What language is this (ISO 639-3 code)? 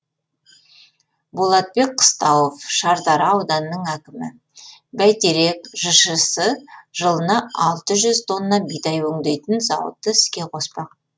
kaz